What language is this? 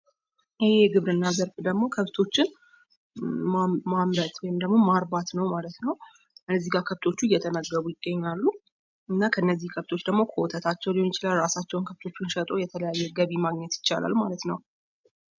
Amharic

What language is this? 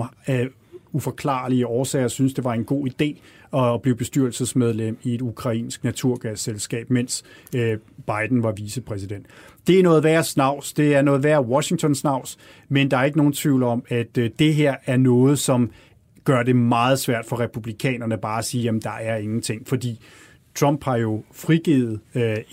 Danish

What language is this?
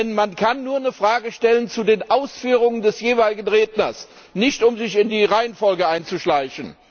German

